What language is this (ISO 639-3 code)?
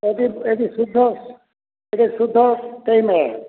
ori